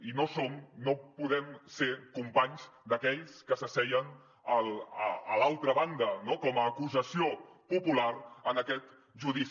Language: Catalan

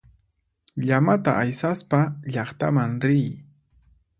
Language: Puno Quechua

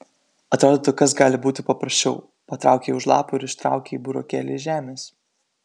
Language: Lithuanian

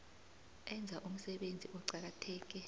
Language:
South Ndebele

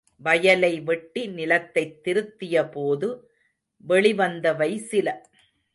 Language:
Tamil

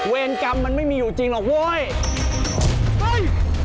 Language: Thai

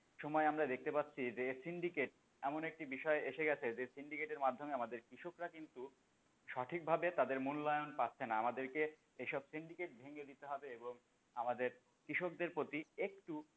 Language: Bangla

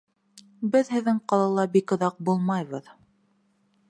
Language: Bashkir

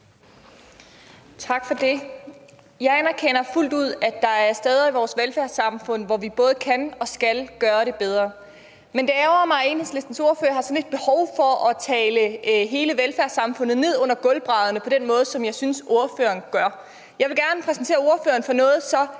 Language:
Danish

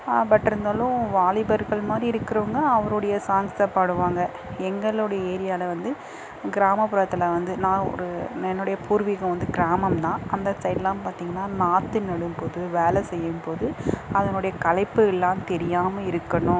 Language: Tamil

